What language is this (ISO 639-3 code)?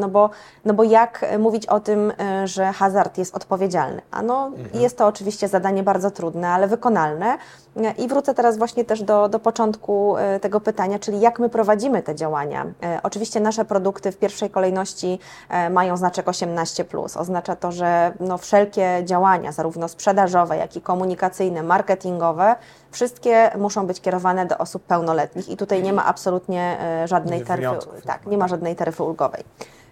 pol